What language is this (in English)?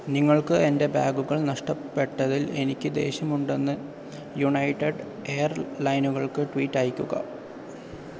Malayalam